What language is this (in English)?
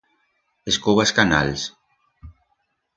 Aragonese